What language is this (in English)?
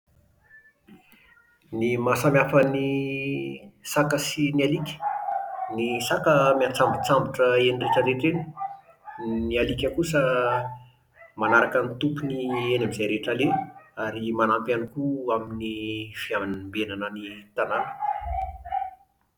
Malagasy